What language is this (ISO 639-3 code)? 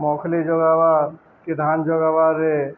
ori